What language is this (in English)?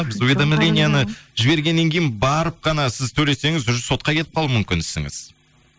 Kazakh